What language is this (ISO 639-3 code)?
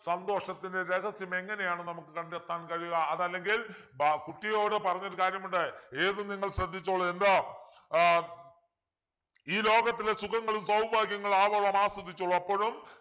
mal